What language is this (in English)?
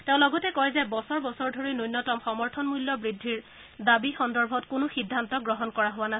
Assamese